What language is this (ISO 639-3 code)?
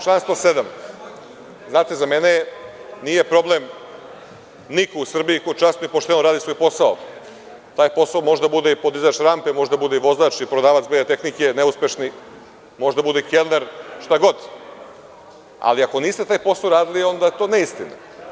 srp